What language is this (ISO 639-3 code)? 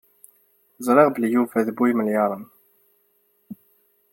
kab